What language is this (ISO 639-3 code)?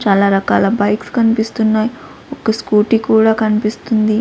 tel